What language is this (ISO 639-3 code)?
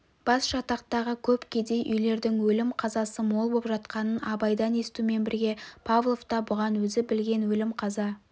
kaz